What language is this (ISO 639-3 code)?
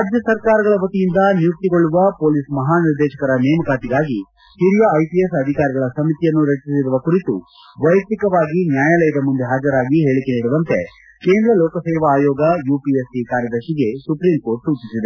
kan